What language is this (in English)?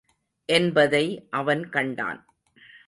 Tamil